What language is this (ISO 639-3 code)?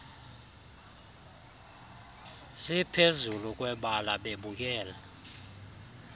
xho